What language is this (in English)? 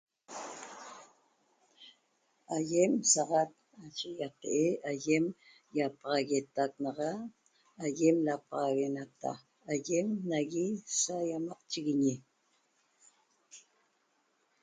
Toba